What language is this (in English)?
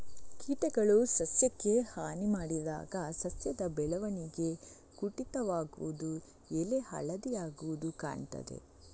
Kannada